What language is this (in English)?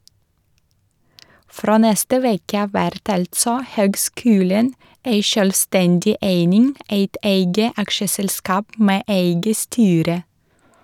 Norwegian